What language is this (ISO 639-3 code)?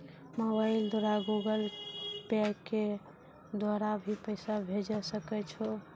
mai